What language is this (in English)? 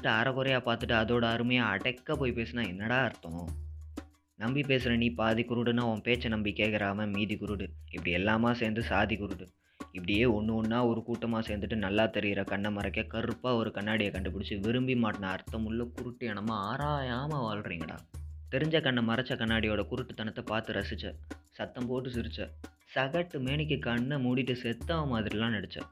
Tamil